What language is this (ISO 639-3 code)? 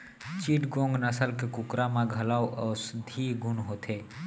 hne